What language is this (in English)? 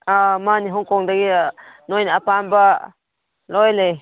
Manipuri